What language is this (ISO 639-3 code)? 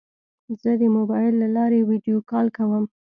pus